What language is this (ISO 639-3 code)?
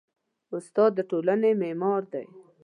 pus